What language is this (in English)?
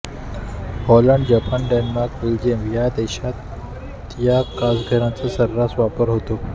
Marathi